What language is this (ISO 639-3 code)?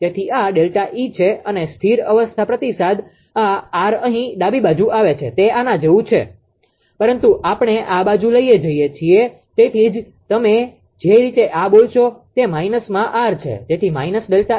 guj